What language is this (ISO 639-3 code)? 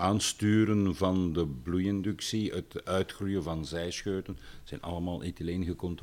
nld